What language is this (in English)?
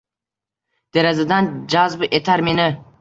Uzbek